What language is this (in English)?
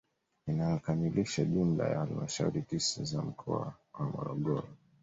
Swahili